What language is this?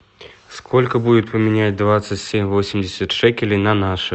Russian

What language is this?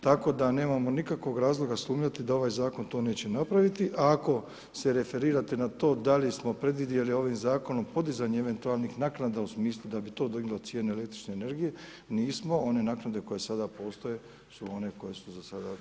Croatian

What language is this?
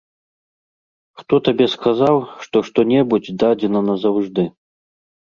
Belarusian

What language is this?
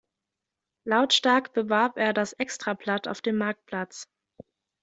German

